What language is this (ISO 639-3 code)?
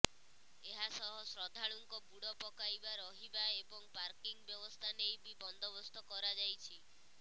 ori